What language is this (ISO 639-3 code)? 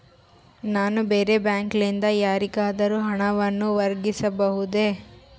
kan